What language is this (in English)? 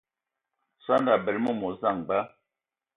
Ewondo